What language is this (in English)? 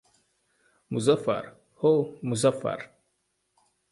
Uzbek